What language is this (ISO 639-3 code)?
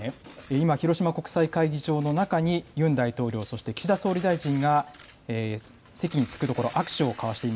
jpn